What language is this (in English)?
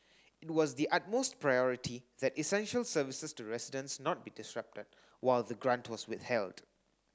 English